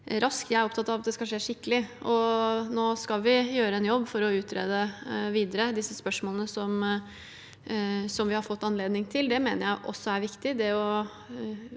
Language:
Norwegian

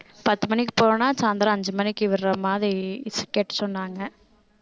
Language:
Tamil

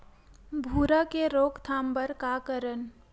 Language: Chhattisgarhi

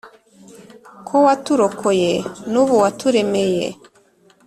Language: Kinyarwanda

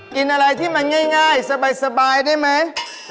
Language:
Thai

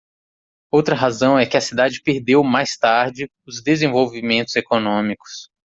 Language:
Portuguese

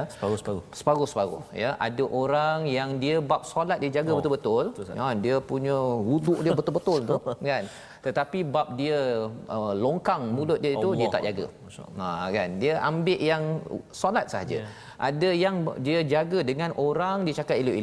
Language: Malay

